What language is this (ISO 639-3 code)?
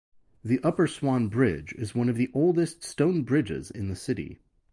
eng